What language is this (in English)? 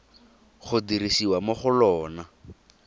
Tswana